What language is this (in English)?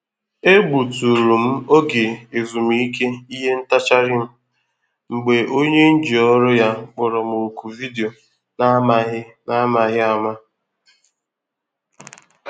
Igbo